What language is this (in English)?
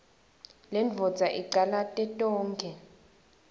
Swati